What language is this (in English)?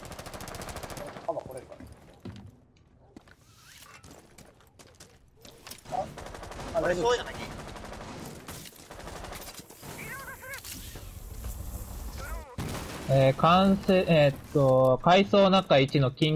Japanese